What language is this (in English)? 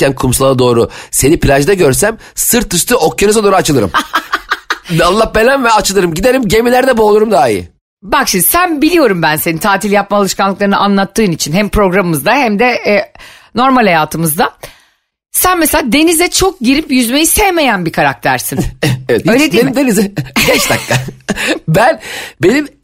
Turkish